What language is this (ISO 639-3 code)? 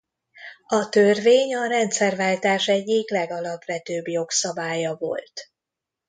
hun